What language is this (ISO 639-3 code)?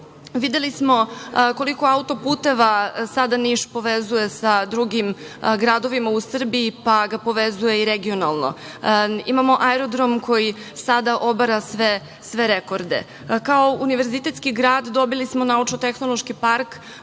srp